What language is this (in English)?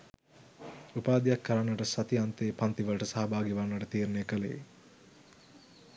Sinhala